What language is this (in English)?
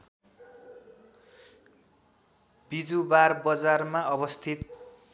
Nepali